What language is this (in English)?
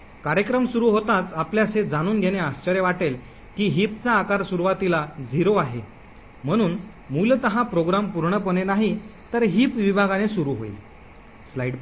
Marathi